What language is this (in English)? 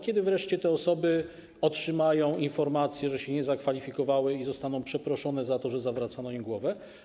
Polish